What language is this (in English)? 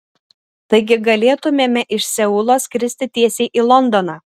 Lithuanian